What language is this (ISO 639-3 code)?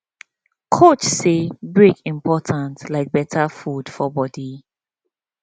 pcm